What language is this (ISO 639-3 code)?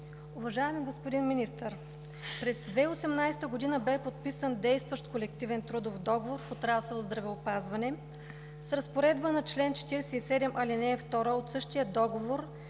bul